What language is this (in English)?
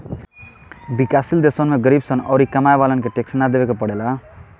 Bhojpuri